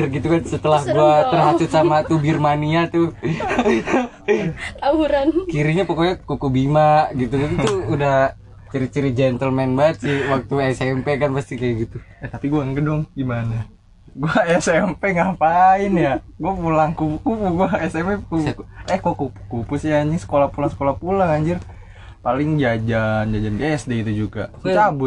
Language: Indonesian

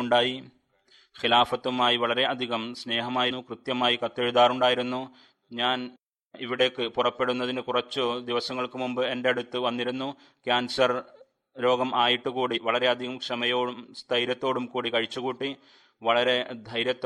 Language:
Malayalam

